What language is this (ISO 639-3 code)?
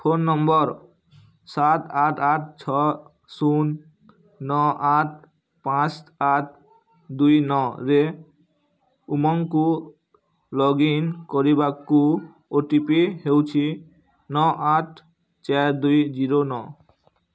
ori